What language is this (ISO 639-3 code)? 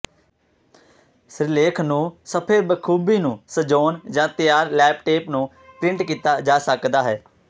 pan